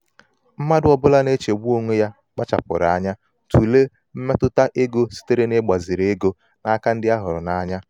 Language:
Igbo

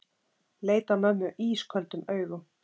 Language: Icelandic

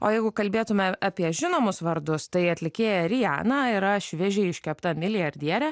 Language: Lithuanian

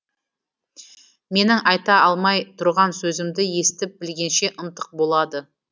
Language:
Kazakh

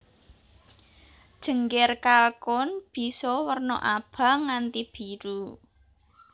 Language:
Javanese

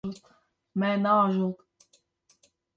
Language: Kurdish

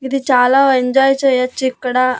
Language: Telugu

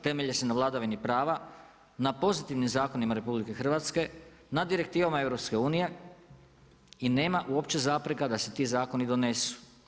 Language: Croatian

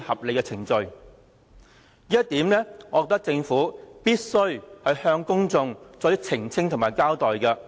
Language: Cantonese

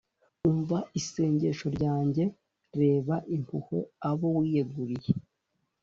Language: Kinyarwanda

